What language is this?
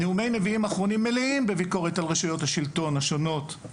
Hebrew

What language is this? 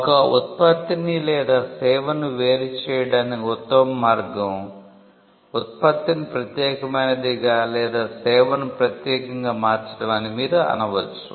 Telugu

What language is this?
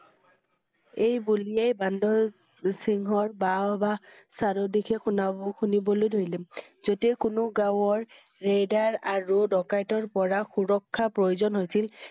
Assamese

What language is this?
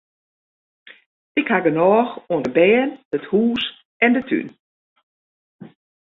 Western Frisian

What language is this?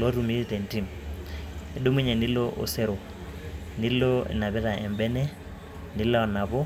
Masai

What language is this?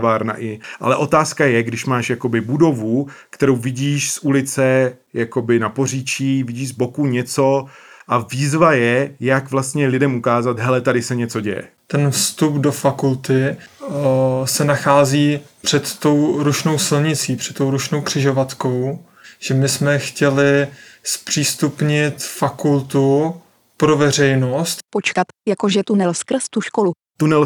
Czech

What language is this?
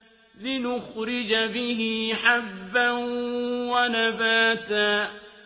Arabic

